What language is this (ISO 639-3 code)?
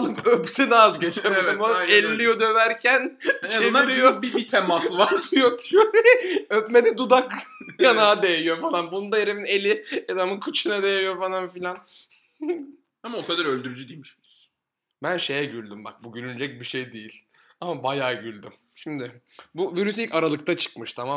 tur